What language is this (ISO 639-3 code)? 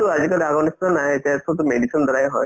asm